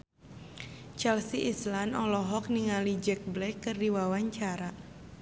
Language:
Sundanese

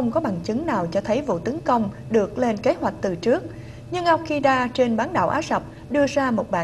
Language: Vietnamese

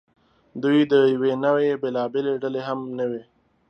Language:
Pashto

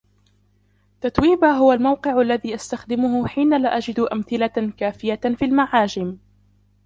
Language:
Arabic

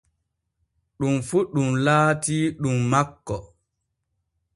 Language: Borgu Fulfulde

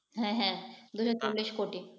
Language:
Bangla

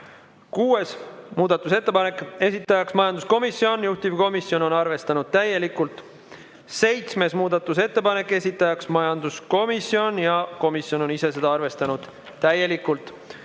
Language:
Estonian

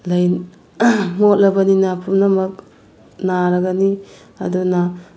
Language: Manipuri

